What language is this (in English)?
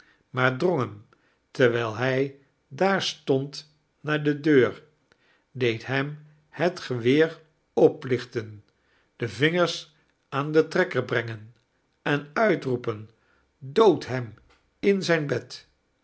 Dutch